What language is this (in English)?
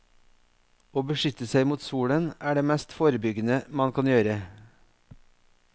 Norwegian